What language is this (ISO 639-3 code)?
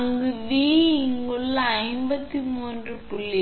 tam